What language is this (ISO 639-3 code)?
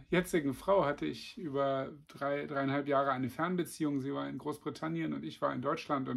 deu